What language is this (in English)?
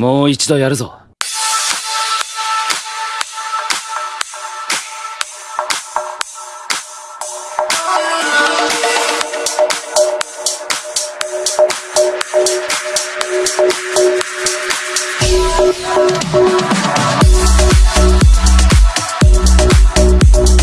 Japanese